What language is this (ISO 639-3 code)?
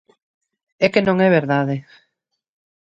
glg